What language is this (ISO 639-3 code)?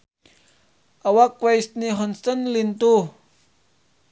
sun